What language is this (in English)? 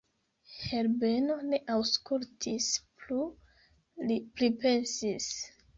Esperanto